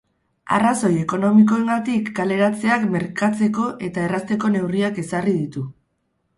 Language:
Basque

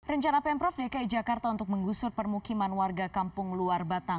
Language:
Indonesian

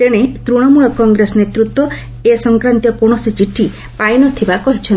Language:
Odia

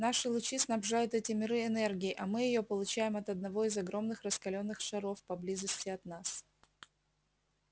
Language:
Russian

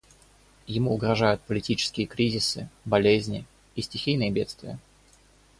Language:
Russian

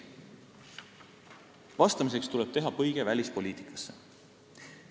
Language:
Estonian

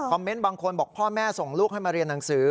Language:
Thai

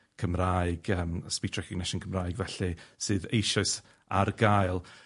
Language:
Welsh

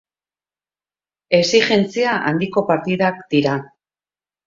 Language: Basque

